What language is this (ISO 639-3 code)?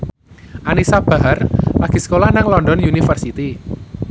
jav